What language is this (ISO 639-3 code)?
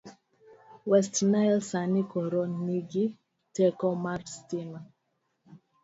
luo